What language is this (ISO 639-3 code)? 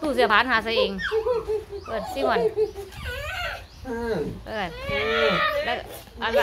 tha